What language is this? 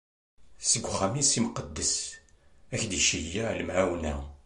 Kabyle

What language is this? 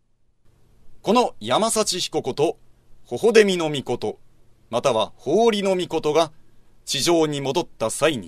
Japanese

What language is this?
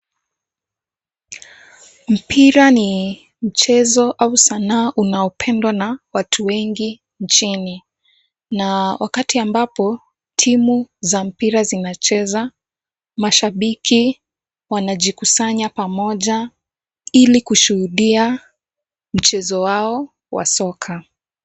Swahili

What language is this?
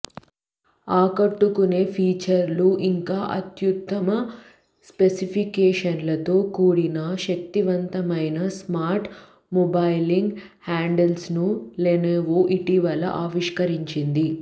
Telugu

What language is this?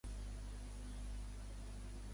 Urdu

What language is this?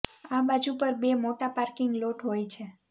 Gujarati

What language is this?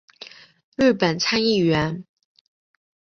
Chinese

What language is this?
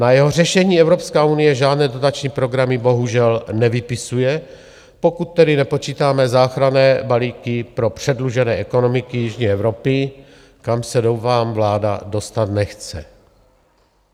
Czech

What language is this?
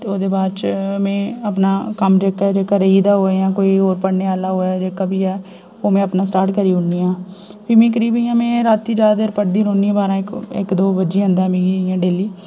Dogri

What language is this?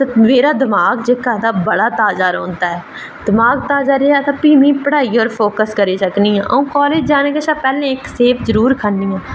Dogri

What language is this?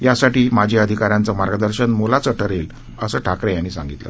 Marathi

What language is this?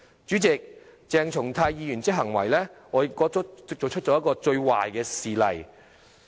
Cantonese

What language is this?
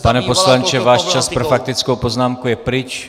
Czech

